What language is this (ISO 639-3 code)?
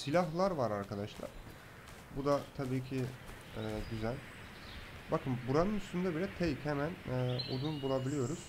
tur